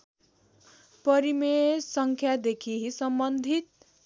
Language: Nepali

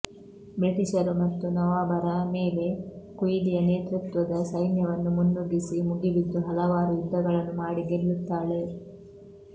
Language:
Kannada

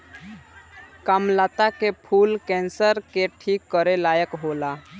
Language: Bhojpuri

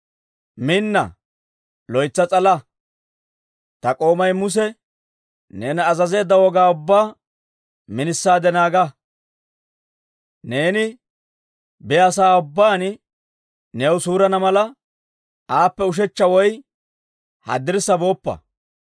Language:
Dawro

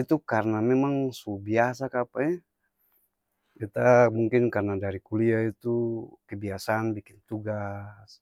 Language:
Ambonese Malay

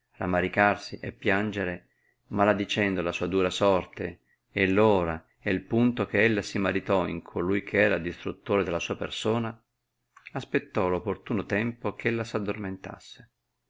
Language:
Italian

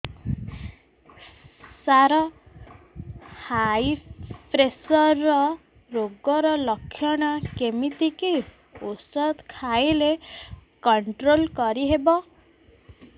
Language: Odia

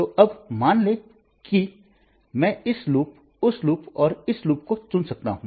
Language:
Hindi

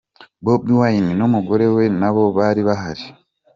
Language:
Kinyarwanda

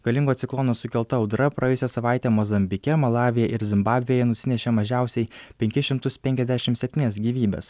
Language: Lithuanian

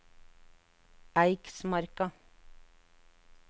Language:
Norwegian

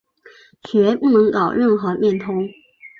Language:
Chinese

